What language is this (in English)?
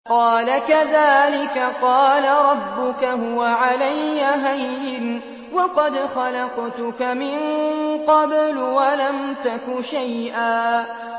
Arabic